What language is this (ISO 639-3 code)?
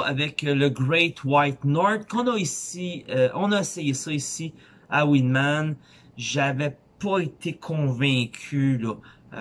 fra